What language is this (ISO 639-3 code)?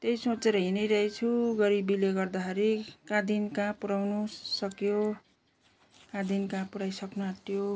nep